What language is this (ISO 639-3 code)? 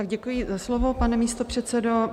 ces